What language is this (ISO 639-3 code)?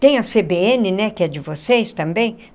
por